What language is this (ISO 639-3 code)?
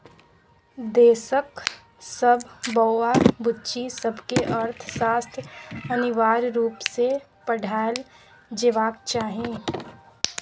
mai